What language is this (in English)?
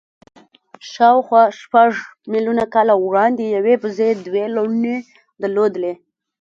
Pashto